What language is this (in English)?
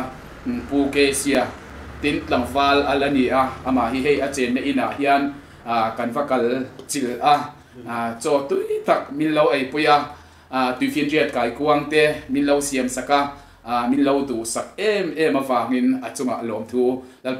Thai